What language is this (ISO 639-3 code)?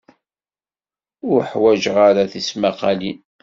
kab